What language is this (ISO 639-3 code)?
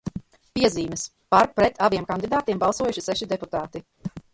lav